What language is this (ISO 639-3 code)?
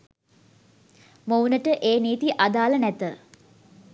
sin